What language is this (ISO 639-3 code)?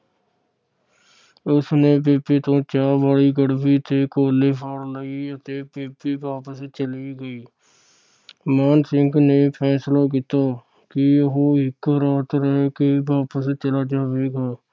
pan